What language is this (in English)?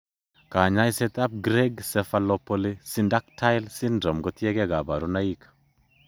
Kalenjin